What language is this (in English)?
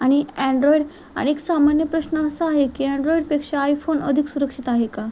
Marathi